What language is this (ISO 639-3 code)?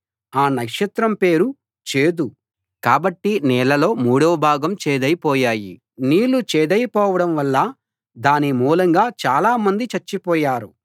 tel